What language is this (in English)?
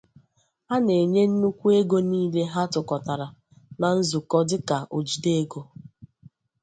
Igbo